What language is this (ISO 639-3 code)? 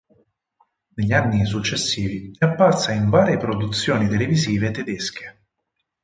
ita